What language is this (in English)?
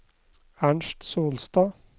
Norwegian